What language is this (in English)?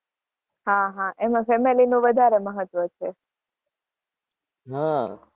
Gujarati